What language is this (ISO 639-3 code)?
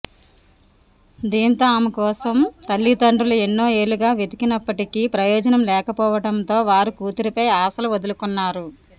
tel